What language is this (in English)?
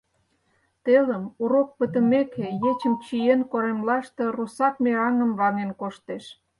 Mari